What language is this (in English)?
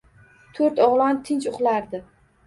Uzbek